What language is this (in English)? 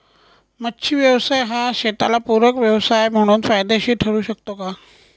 Marathi